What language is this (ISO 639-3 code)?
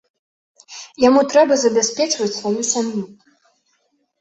bel